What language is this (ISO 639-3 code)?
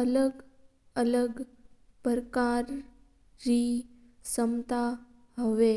mtr